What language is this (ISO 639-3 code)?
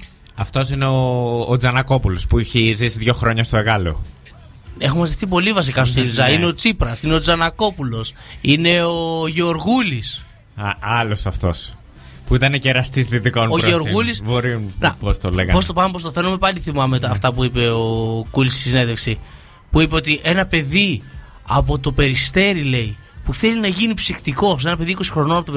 ell